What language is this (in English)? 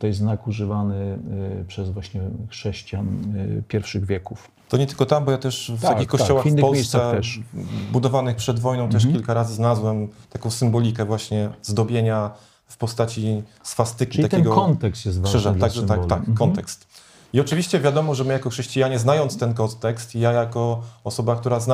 Polish